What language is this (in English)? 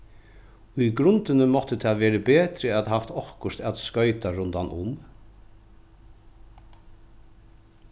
Faroese